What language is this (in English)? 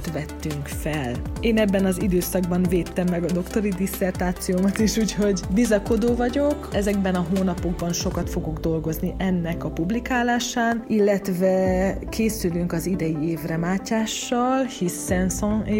Hungarian